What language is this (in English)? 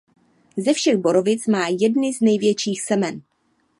Czech